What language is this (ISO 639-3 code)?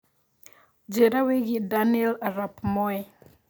kik